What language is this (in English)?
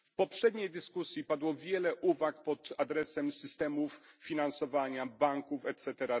Polish